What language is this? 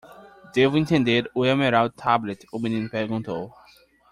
Portuguese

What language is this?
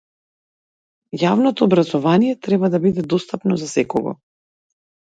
Macedonian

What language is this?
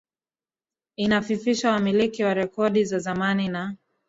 Swahili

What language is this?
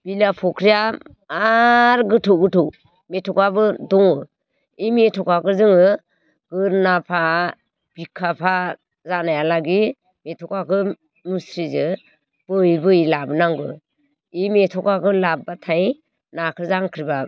Bodo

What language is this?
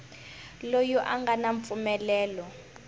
Tsonga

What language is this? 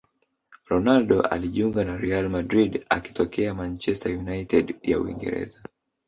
Swahili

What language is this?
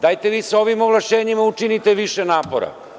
Serbian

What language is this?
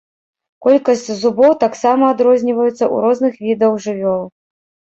Belarusian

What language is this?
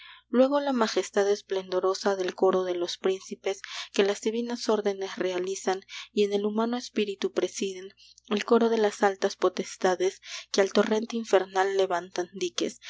Spanish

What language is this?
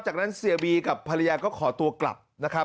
Thai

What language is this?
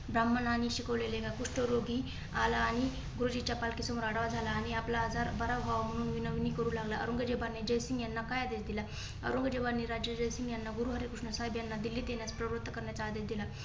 Marathi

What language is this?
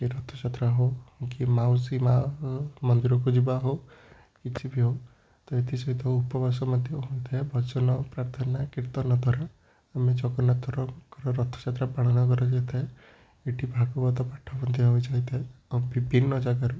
Odia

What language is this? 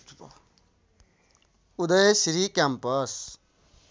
Nepali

